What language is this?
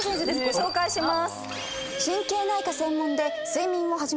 Japanese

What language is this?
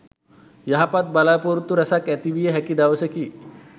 Sinhala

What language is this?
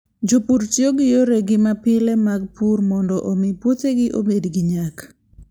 Luo (Kenya and Tanzania)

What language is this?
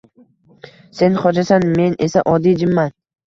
Uzbek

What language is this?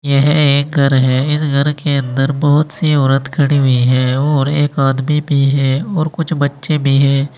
Hindi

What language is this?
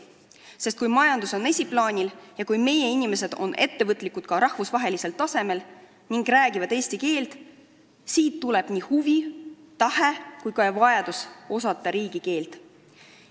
Estonian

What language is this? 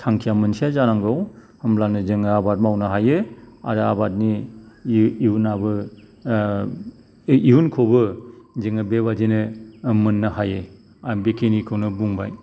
Bodo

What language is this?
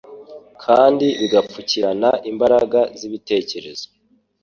Kinyarwanda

